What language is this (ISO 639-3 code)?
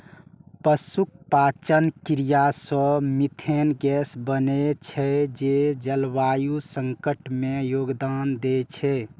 mai